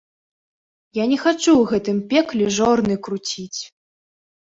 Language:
Belarusian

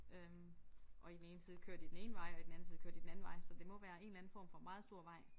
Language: Danish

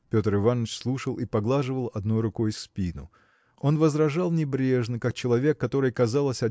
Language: Russian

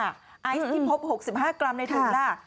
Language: Thai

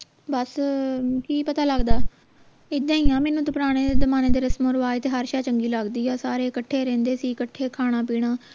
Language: Punjabi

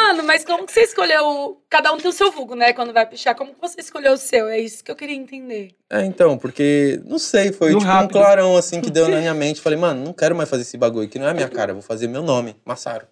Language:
Portuguese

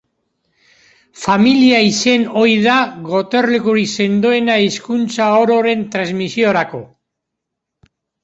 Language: Basque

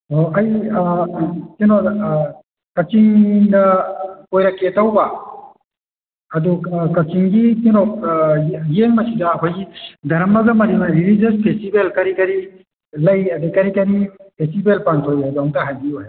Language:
Manipuri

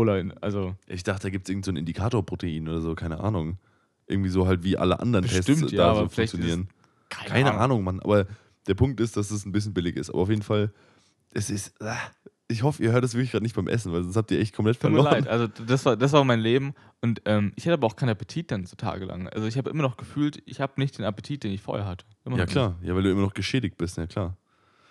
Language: German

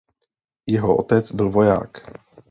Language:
Czech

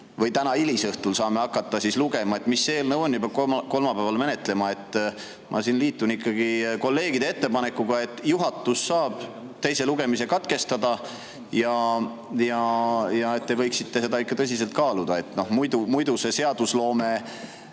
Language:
Estonian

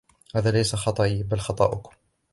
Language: Arabic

